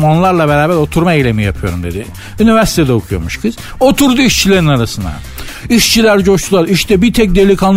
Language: Turkish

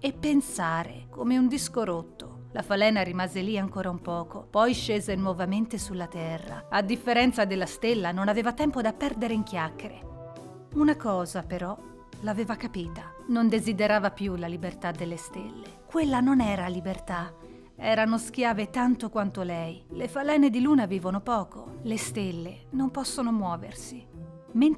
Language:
Italian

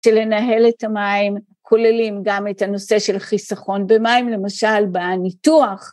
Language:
Hebrew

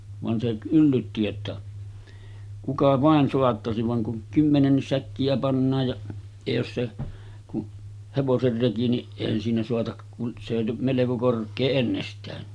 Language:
Finnish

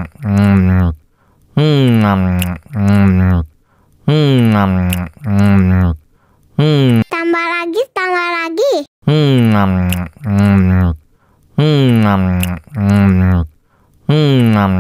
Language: Indonesian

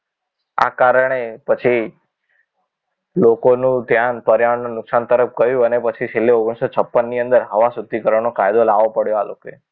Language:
Gujarati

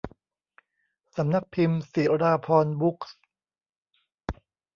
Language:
Thai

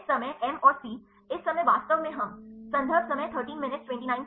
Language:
Hindi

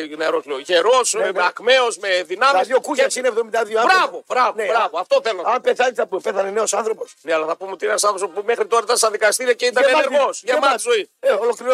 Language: Greek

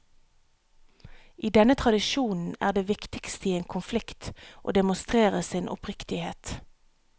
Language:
Norwegian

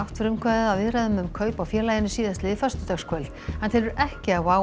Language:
Icelandic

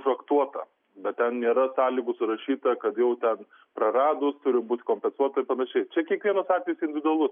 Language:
Lithuanian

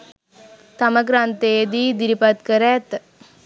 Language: Sinhala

